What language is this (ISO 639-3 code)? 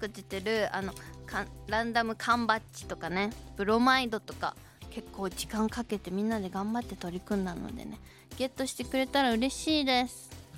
jpn